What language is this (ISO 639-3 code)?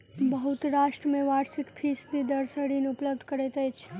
mai